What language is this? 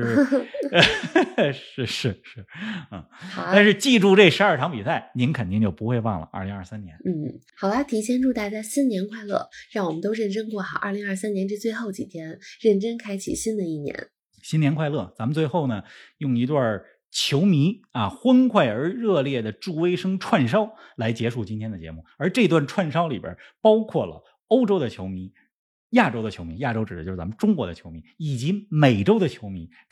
Chinese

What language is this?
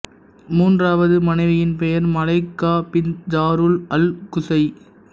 Tamil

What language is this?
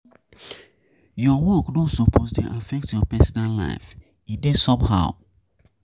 Nigerian Pidgin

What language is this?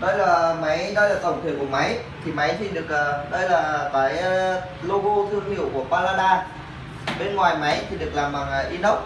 Vietnamese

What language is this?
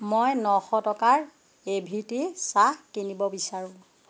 Assamese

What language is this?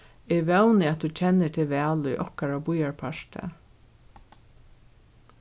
Faroese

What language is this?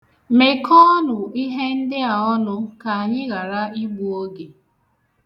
Igbo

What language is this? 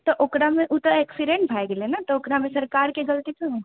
Maithili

